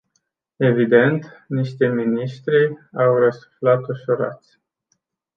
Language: Romanian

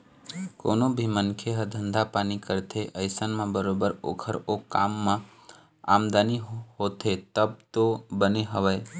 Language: Chhattisgarhi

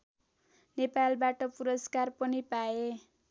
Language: Nepali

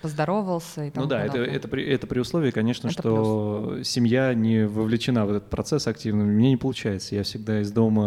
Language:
Russian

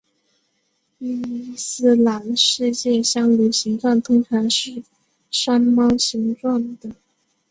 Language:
Chinese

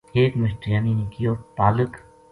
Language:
Gujari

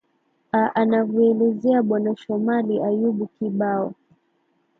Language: Swahili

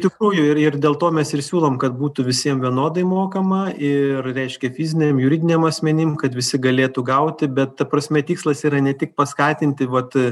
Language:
Lithuanian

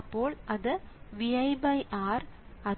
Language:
Malayalam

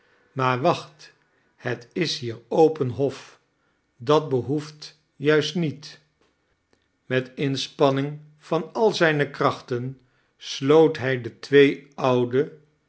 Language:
Dutch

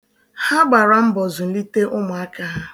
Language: Igbo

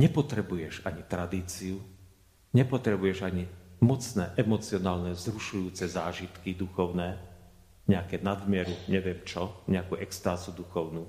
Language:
Slovak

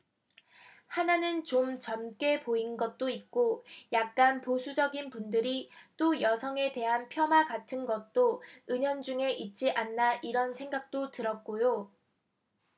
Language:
Korean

